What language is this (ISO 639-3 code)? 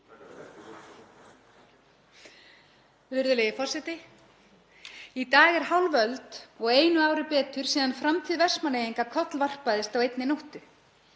isl